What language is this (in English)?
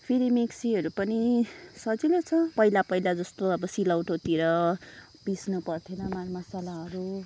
Nepali